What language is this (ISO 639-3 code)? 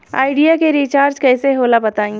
bho